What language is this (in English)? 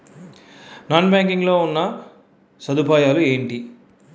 Telugu